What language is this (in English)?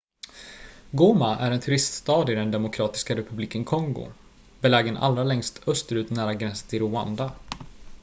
Swedish